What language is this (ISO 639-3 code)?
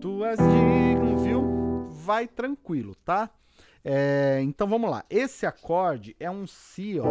por